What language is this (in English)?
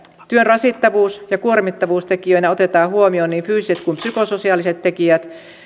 Finnish